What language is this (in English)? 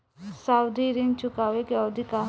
Bhojpuri